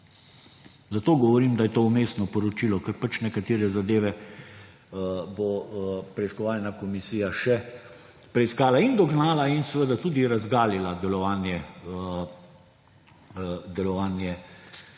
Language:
Slovenian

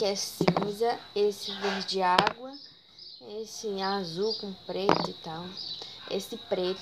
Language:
Portuguese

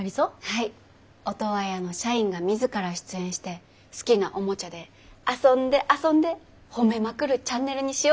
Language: Japanese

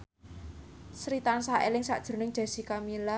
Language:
Javanese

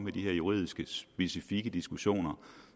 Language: Danish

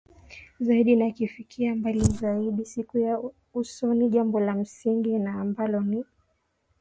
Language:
Swahili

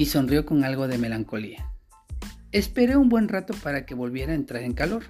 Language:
Spanish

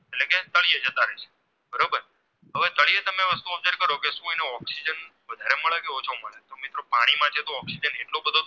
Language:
Gujarati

